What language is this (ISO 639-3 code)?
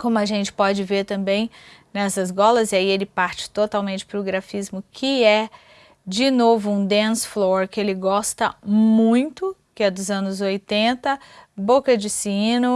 por